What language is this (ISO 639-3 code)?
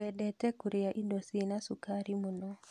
kik